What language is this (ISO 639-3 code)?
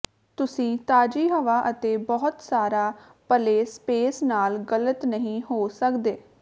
pan